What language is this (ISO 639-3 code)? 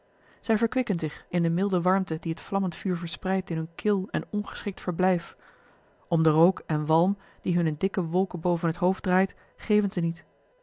nld